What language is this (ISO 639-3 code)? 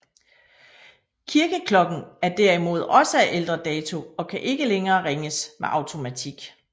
dan